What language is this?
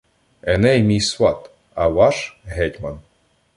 Ukrainian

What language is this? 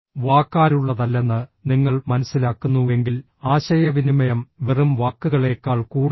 Malayalam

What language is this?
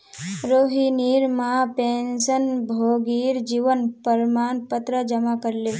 Magahi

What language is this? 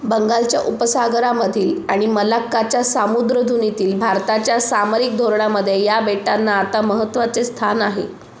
Marathi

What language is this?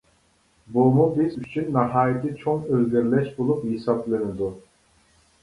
Uyghur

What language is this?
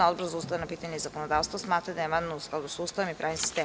Serbian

